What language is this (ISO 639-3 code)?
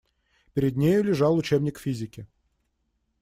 rus